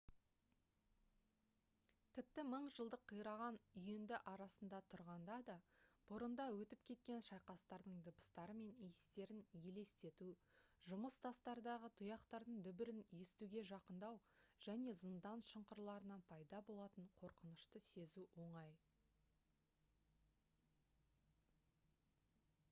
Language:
Kazakh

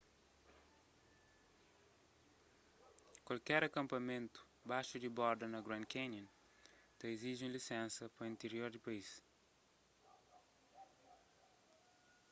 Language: Kabuverdianu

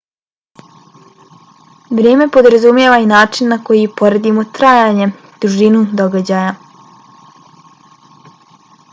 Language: Bosnian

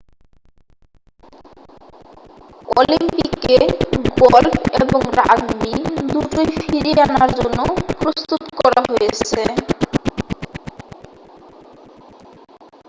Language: Bangla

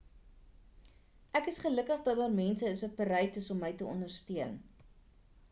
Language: Afrikaans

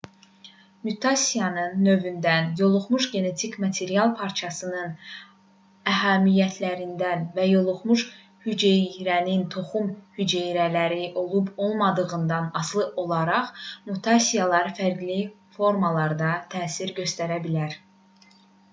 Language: Azerbaijani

